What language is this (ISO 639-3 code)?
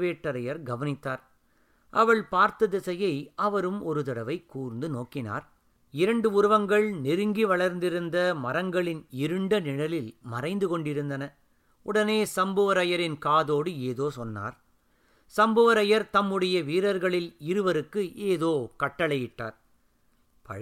tam